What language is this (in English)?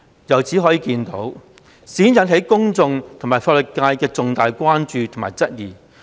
Cantonese